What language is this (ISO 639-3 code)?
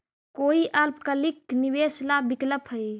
mag